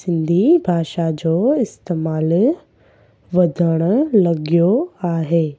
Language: Sindhi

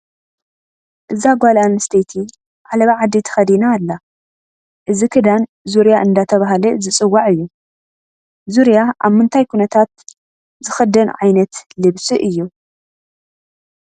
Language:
Tigrinya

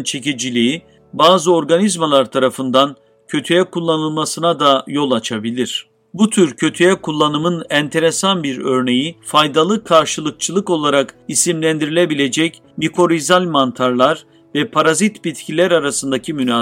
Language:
Turkish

